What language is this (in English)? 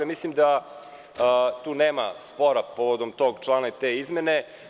Serbian